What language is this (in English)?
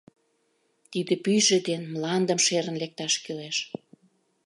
Mari